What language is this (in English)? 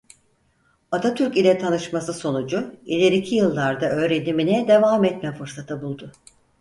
Turkish